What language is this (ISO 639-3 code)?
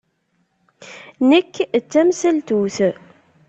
kab